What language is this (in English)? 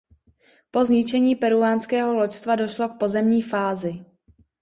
Czech